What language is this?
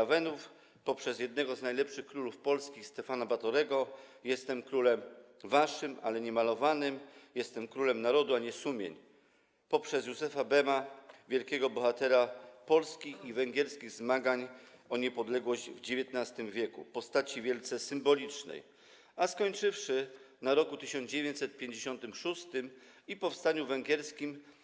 Polish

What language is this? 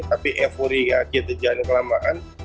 Indonesian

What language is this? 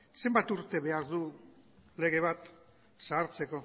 Basque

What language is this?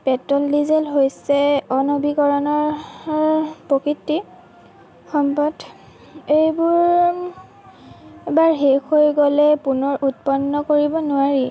Assamese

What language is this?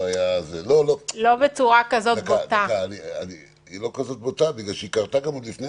Hebrew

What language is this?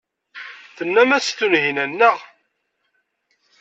Kabyle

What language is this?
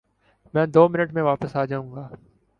Urdu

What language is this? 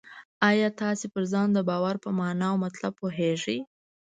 Pashto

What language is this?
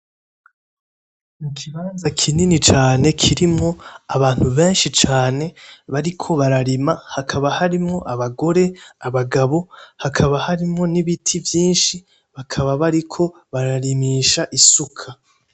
Rundi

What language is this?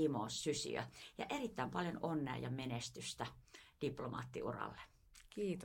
Finnish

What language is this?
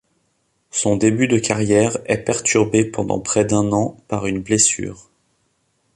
French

